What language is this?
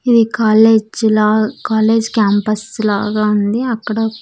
Telugu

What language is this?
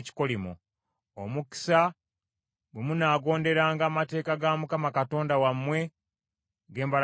Ganda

